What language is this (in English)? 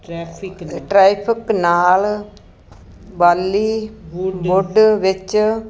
Punjabi